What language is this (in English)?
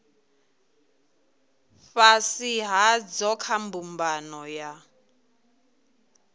Venda